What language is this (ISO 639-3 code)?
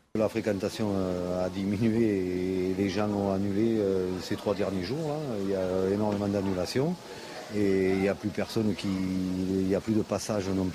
fra